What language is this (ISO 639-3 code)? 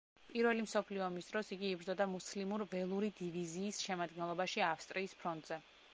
kat